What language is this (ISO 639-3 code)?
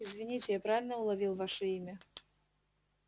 rus